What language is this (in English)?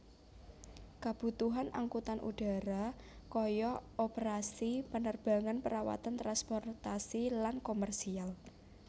Javanese